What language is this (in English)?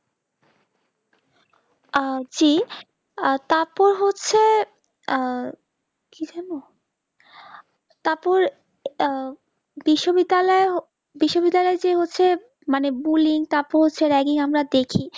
Bangla